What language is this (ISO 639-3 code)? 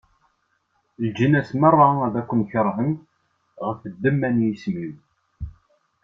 kab